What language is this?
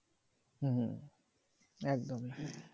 Bangla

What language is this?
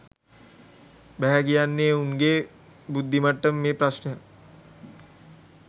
Sinhala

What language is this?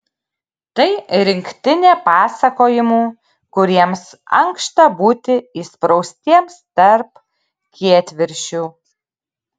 Lithuanian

